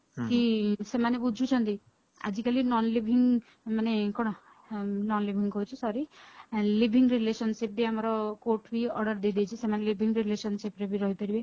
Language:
Odia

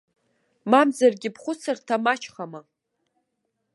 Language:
Abkhazian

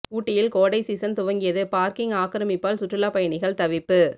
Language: Tamil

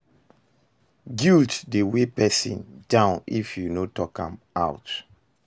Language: Nigerian Pidgin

